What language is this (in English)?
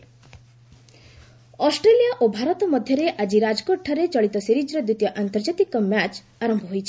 Odia